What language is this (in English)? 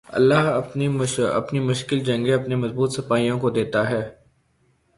Urdu